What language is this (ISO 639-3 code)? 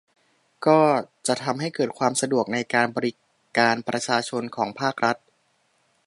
tha